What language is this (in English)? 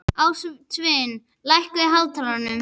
Icelandic